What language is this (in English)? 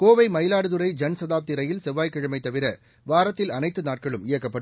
Tamil